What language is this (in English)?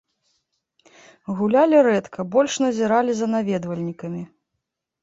Belarusian